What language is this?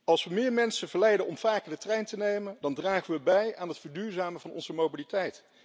Dutch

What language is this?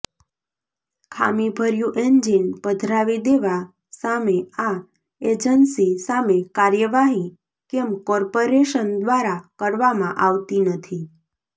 Gujarati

